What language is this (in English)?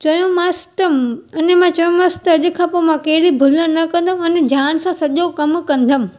Sindhi